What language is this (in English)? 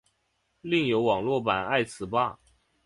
Chinese